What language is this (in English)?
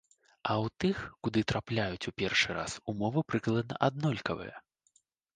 Belarusian